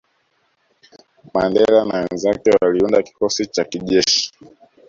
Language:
Swahili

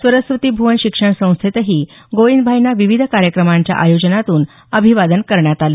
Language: Marathi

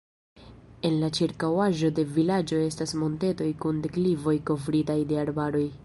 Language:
Esperanto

